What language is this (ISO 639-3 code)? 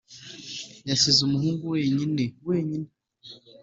kin